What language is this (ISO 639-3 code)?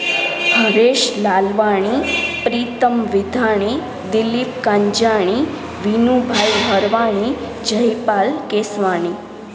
snd